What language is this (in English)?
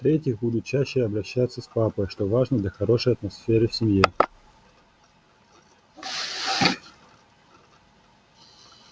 Russian